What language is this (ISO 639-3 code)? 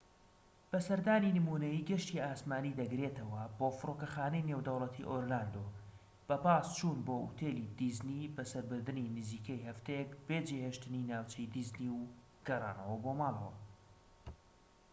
ckb